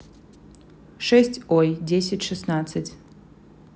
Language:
Russian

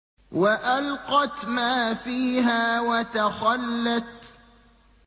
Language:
Arabic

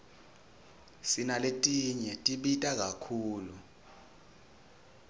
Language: Swati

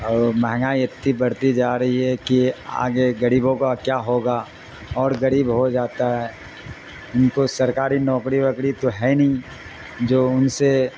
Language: Urdu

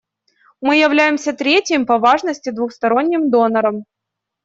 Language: Russian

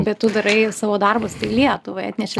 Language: Lithuanian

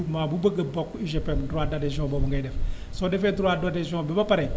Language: Wolof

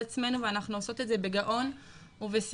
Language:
Hebrew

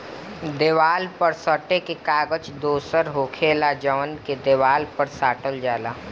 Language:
Bhojpuri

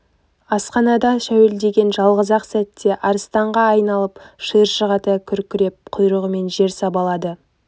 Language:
Kazakh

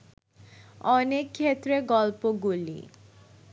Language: Bangla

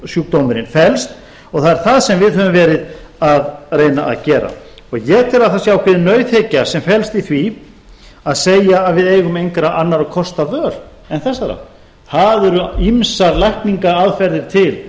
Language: Icelandic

